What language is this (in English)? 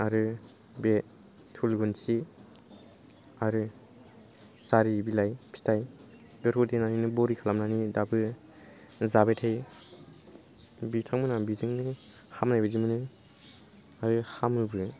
Bodo